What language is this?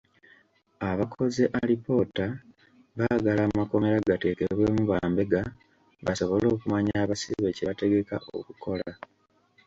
Ganda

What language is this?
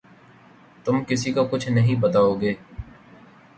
Urdu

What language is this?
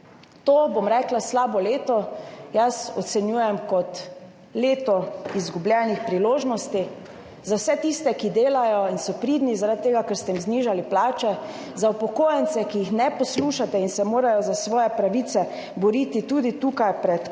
Slovenian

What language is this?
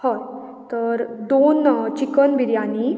Konkani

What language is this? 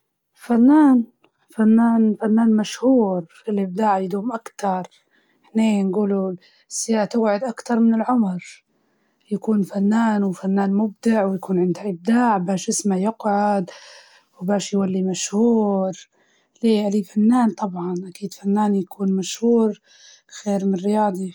Libyan Arabic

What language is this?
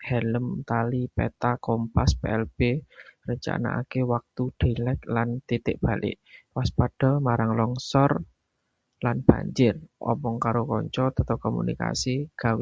Javanese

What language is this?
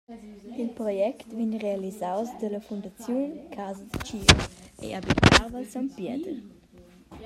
Romansh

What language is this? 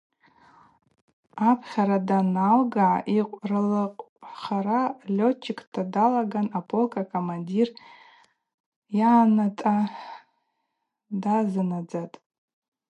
Abaza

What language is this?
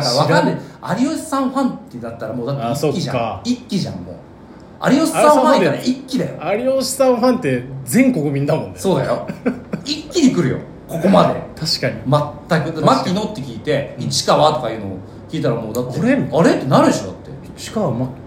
Japanese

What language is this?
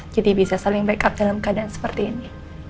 Indonesian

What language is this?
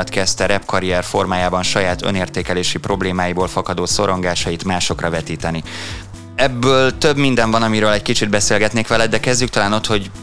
Hungarian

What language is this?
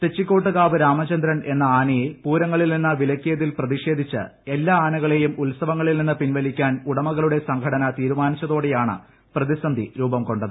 Malayalam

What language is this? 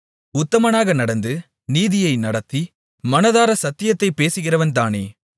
Tamil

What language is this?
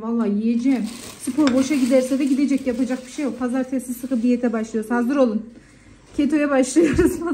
Turkish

